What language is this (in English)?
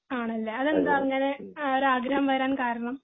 Malayalam